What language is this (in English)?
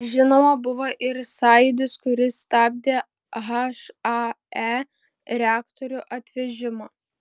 Lithuanian